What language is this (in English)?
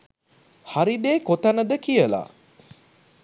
Sinhala